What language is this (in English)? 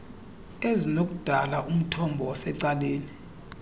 Xhosa